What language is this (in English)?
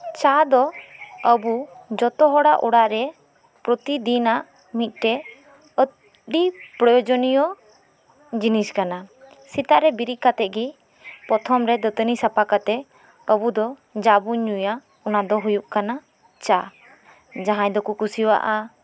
Santali